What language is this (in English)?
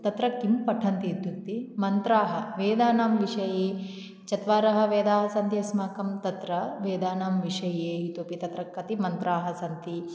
Sanskrit